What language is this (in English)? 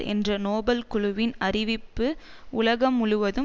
Tamil